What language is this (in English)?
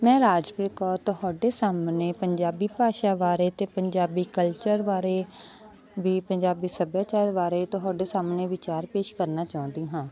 Punjabi